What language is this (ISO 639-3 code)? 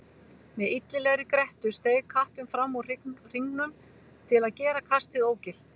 isl